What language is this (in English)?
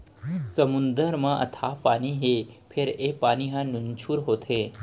Chhattisgarhi